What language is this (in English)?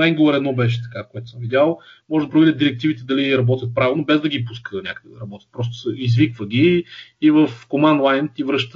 Bulgarian